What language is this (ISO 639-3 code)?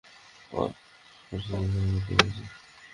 ben